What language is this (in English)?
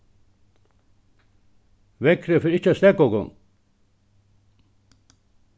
Faroese